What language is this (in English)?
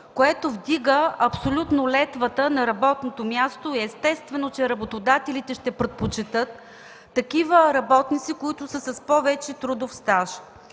Bulgarian